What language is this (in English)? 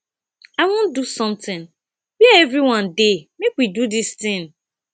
Nigerian Pidgin